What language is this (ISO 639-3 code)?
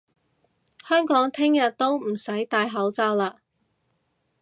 yue